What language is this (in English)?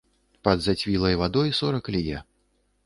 Belarusian